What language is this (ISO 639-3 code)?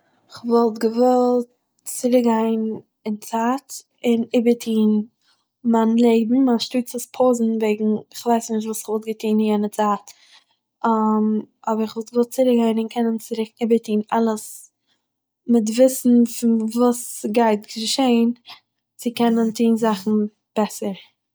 yid